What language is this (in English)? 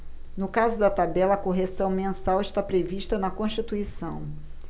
Portuguese